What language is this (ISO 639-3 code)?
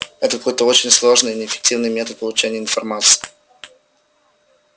rus